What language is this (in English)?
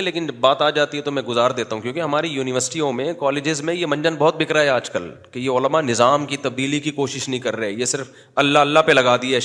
Urdu